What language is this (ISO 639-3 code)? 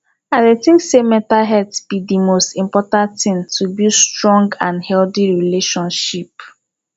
pcm